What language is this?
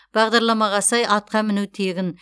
Kazakh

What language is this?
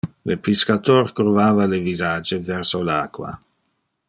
Interlingua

